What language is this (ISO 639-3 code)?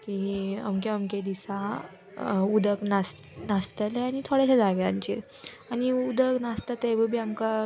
kok